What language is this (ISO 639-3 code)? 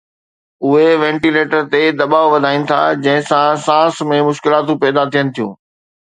snd